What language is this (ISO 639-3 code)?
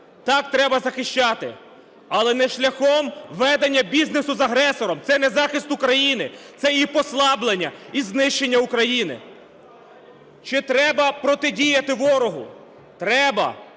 ukr